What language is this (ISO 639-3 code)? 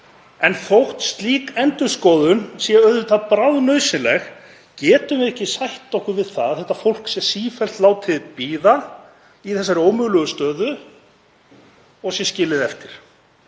isl